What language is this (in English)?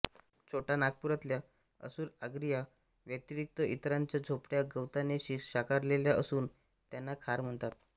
Marathi